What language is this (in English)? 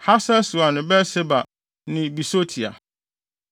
Akan